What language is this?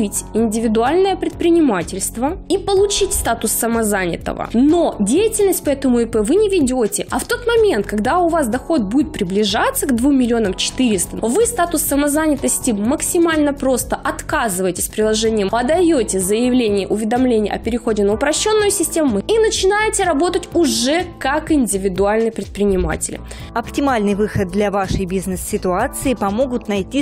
Russian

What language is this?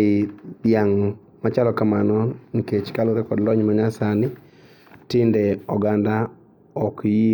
Luo (Kenya and Tanzania)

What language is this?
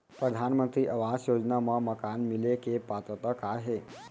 Chhattisgarhi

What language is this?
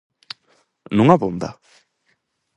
Galician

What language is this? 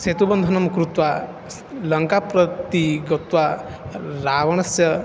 Sanskrit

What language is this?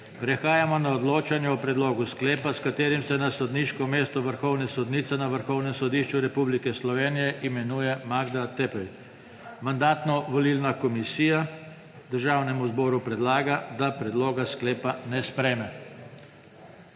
Slovenian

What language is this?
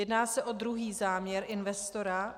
Czech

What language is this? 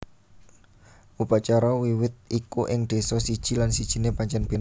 Javanese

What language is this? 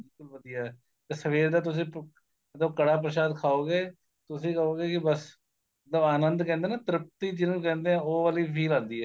Punjabi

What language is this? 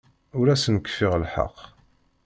Kabyle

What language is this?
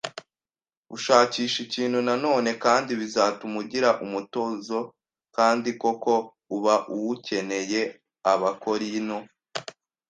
Kinyarwanda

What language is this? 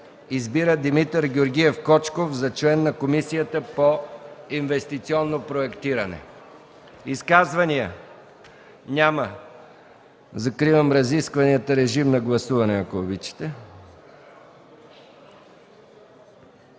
Bulgarian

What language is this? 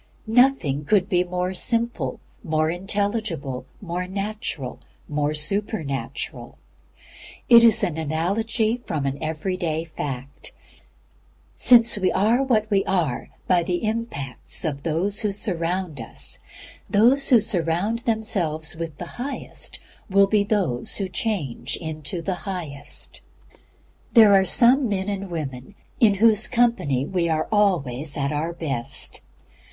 English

